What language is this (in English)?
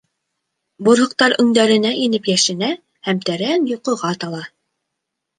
Bashkir